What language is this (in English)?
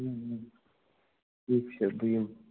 Kashmiri